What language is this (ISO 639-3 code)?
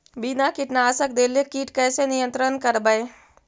mag